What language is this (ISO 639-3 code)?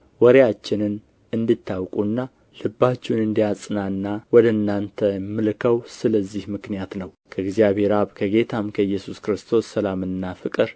amh